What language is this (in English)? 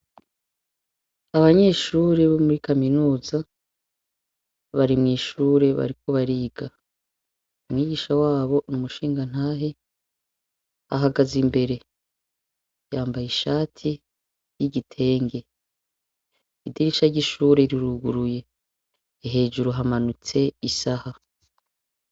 Rundi